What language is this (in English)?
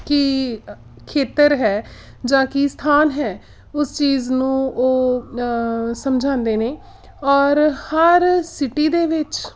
Punjabi